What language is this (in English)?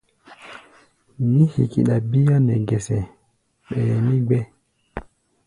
Gbaya